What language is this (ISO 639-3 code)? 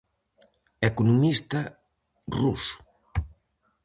glg